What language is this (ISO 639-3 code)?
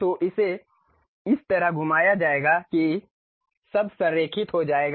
hin